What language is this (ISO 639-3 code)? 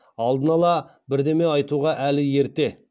kaz